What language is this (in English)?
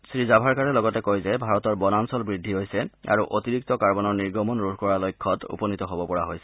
Assamese